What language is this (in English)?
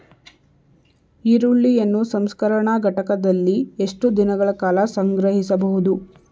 Kannada